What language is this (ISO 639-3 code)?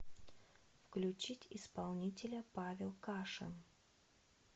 rus